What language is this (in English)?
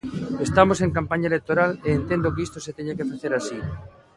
Galician